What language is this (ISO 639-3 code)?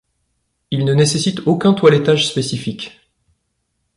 fra